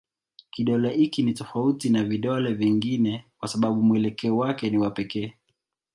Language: Swahili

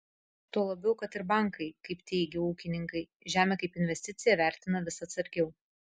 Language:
Lithuanian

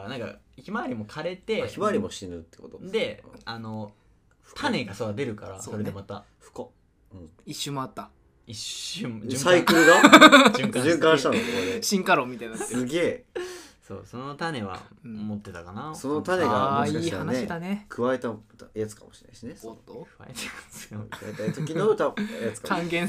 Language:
Japanese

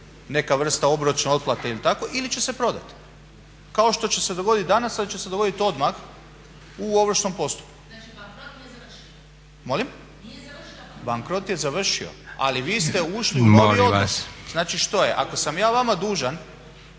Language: Croatian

